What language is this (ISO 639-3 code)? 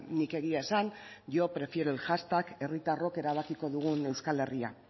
eus